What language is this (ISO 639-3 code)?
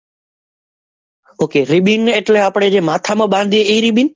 guj